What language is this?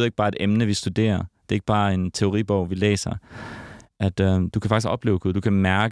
Danish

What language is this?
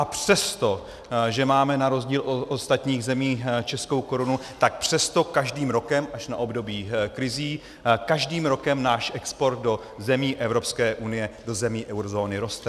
Czech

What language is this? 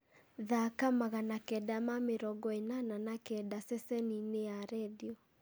Kikuyu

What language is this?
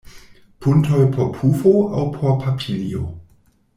Esperanto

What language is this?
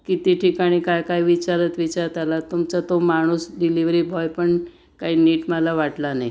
Marathi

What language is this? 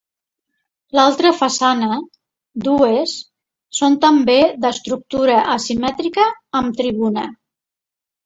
Catalan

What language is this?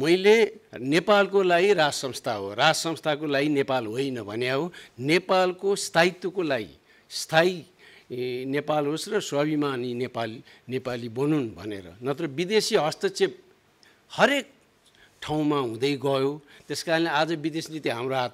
Indonesian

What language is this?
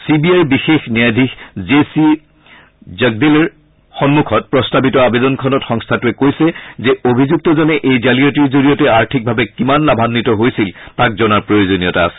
Assamese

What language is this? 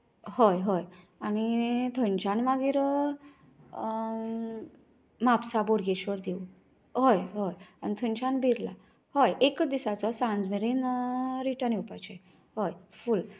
Konkani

